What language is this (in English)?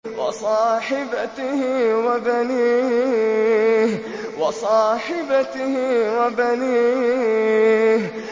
Arabic